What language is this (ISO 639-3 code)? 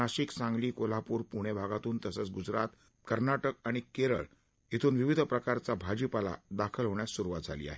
mar